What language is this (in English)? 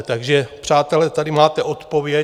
Czech